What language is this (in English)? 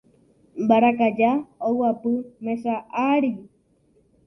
Guarani